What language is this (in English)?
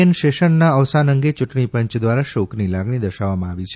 Gujarati